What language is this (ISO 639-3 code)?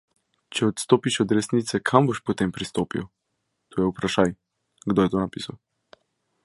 slv